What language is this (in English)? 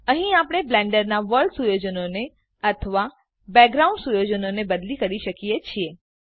Gujarati